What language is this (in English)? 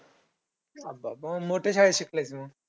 Marathi